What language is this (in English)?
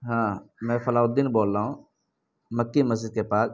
Urdu